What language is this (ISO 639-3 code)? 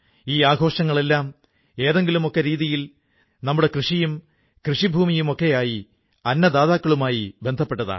mal